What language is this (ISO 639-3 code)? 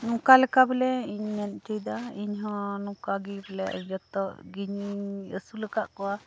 sat